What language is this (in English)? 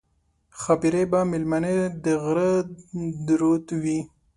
Pashto